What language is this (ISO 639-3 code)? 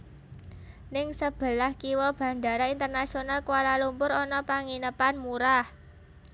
jav